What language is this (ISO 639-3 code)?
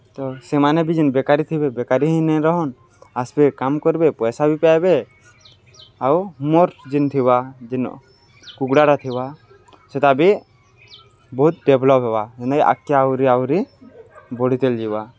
ori